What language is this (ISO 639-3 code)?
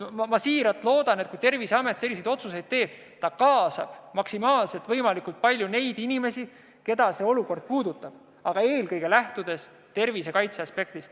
est